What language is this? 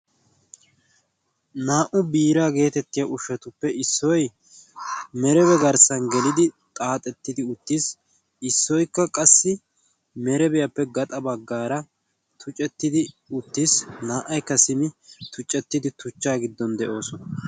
Wolaytta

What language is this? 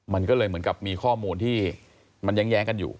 Thai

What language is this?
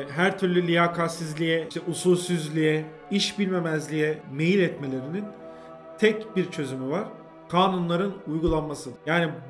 Turkish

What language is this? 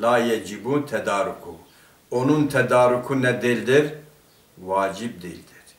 Turkish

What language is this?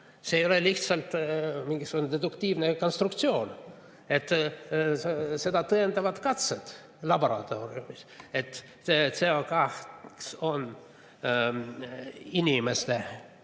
Estonian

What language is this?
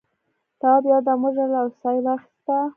Pashto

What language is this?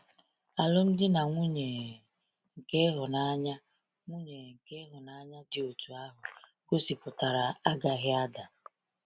Igbo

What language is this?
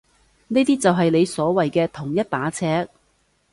Cantonese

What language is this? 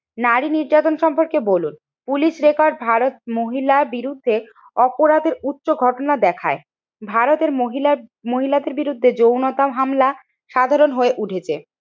Bangla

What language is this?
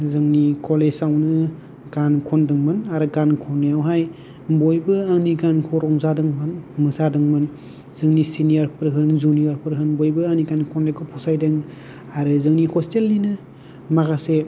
Bodo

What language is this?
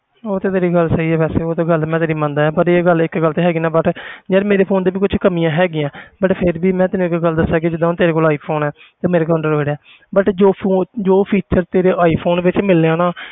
Punjabi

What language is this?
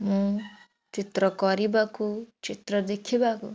Odia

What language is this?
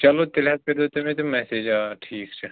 Kashmiri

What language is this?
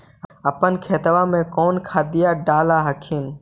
Magahi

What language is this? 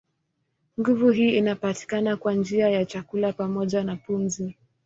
Swahili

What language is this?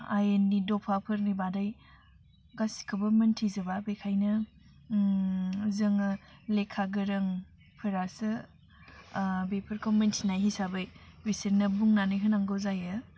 Bodo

